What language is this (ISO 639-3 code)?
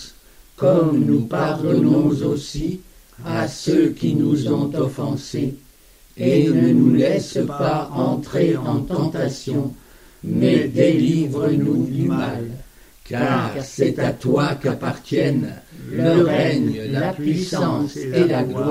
fra